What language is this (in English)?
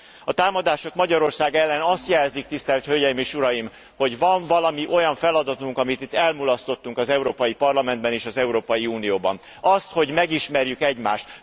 Hungarian